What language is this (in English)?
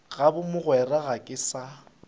Northern Sotho